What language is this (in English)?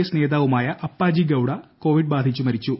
Malayalam